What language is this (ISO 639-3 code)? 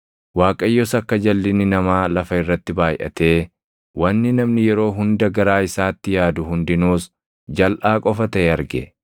orm